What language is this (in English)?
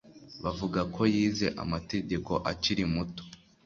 Kinyarwanda